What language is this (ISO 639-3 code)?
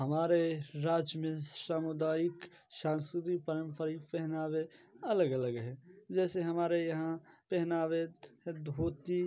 hin